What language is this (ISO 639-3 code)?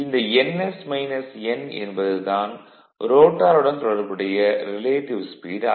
tam